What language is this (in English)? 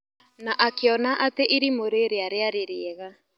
Kikuyu